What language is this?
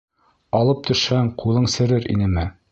Bashkir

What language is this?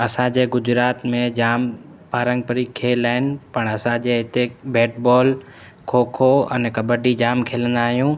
Sindhi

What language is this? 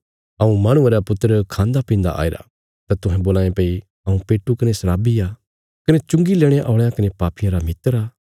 Bilaspuri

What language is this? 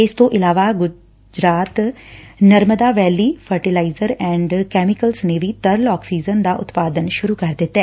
Punjabi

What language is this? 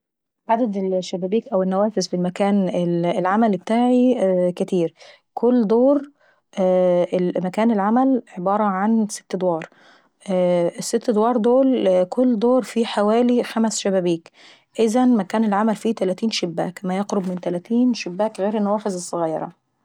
Saidi Arabic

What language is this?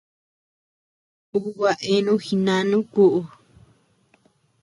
Tepeuxila Cuicatec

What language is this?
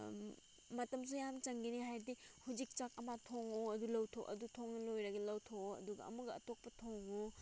Manipuri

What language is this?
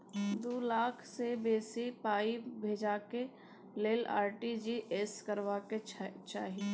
Maithili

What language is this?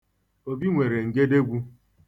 Igbo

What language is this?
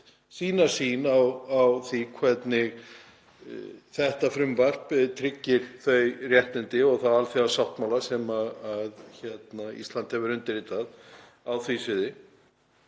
Icelandic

